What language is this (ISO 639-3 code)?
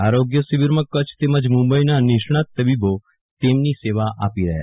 guj